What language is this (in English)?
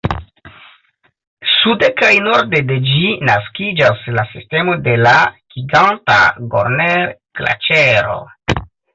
Esperanto